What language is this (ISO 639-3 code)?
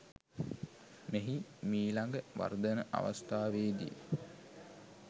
sin